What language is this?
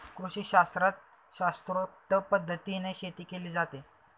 Marathi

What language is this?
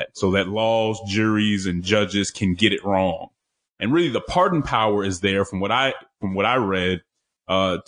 English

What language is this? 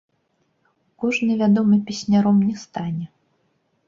Belarusian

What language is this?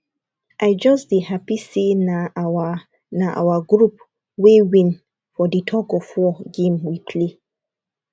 Nigerian Pidgin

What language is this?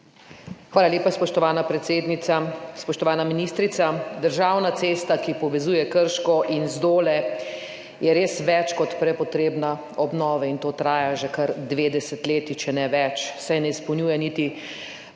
Slovenian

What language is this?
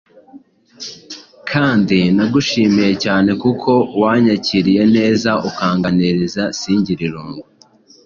Kinyarwanda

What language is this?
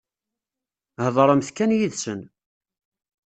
Kabyle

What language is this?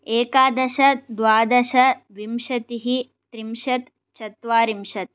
Sanskrit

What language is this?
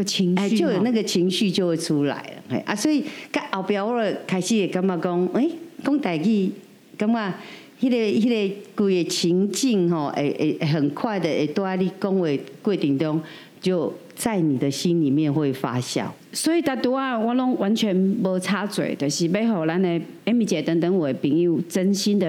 Chinese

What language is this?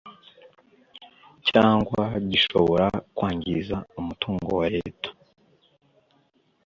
Kinyarwanda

